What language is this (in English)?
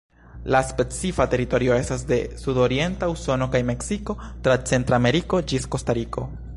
Esperanto